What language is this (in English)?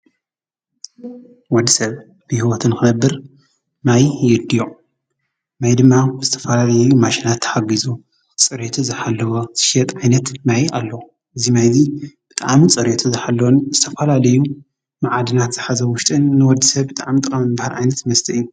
Tigrinya